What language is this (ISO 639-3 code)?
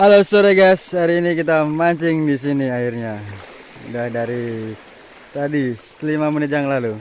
ind